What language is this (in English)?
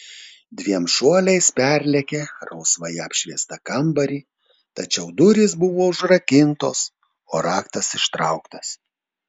Lithuanian